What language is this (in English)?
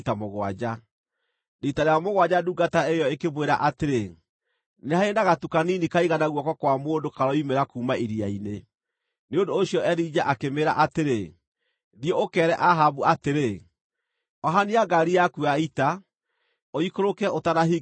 Kikuyu